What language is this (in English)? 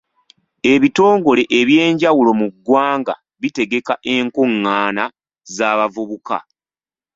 Ganda